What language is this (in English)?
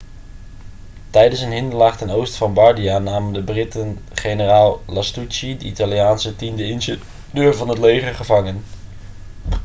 Dutch